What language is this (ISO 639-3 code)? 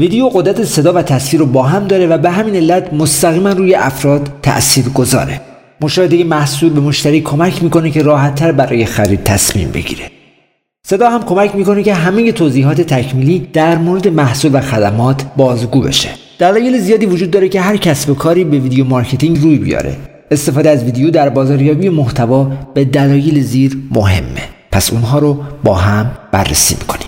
fas